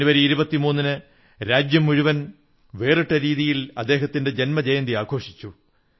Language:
Malayalam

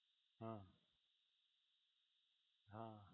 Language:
Gujarati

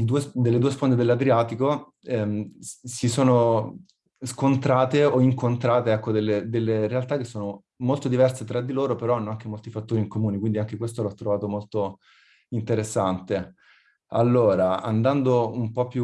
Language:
Italian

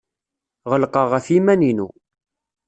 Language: Kabyle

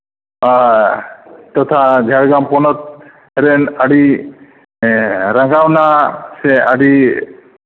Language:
Santali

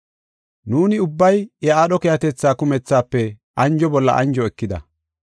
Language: Gofa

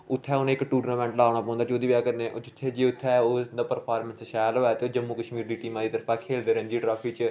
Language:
Dogri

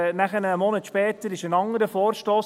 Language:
Swiss German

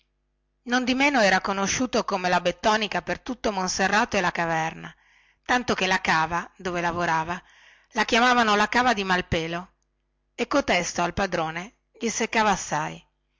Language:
Italian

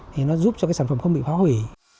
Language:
Vietnamese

